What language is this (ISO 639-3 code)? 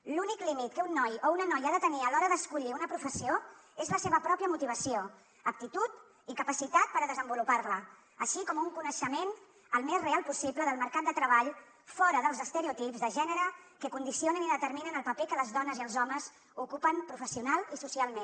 cat